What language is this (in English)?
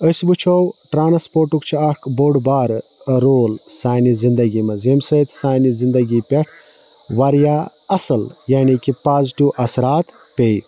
Kashmiri